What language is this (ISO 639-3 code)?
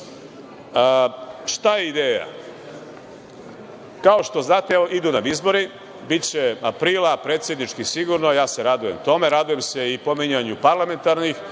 srp